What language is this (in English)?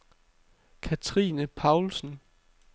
Danish